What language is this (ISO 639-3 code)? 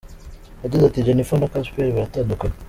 kin